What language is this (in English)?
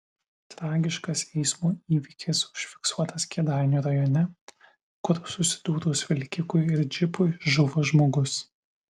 Lithuanian